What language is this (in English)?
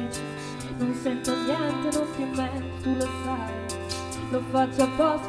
Italian